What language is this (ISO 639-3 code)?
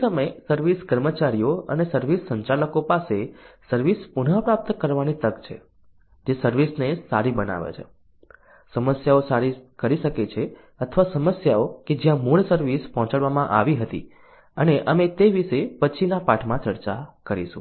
guj